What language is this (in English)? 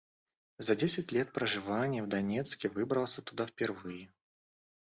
Russian